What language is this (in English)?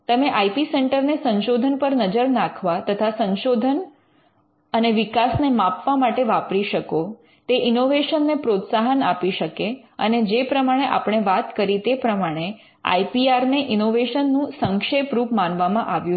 Gujarati